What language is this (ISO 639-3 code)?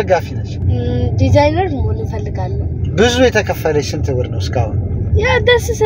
ara